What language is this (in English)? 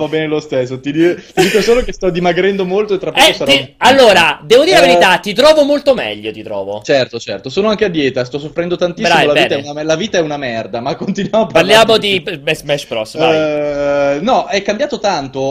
Italian